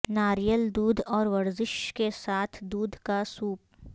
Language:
Urdu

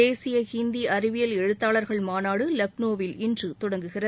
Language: Tamil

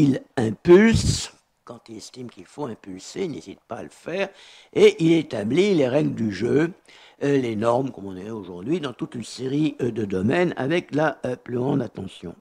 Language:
French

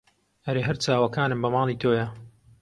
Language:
Central Kurdish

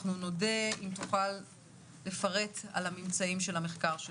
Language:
Hebrew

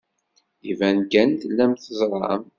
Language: Kabyle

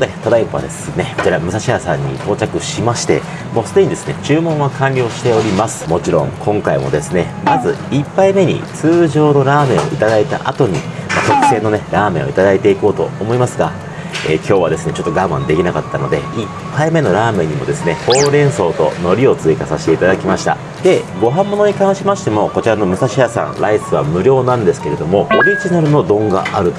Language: Japanese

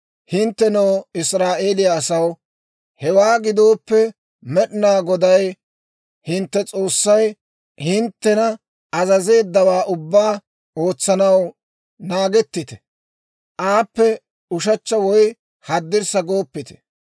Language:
Dawro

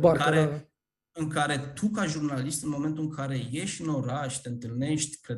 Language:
Romanian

